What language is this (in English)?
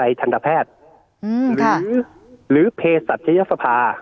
Thai